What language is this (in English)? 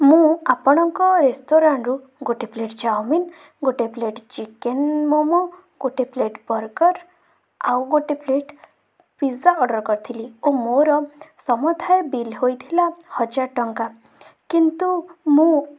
Odia